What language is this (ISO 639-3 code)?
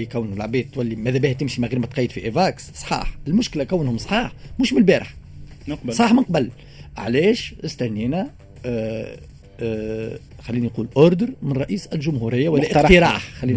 ara